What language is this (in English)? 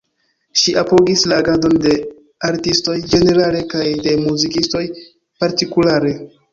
Esperanto